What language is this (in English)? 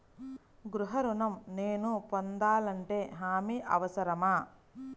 Telugu